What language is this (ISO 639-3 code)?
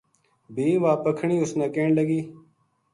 gju